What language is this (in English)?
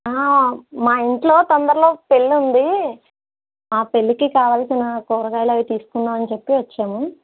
Telugu